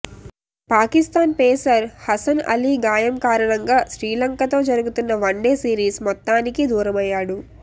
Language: Telugu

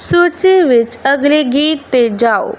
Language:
Punjabi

